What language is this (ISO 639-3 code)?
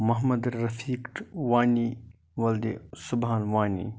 kas